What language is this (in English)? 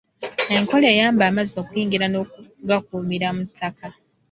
Ganda